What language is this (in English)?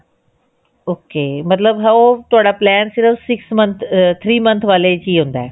Punjabi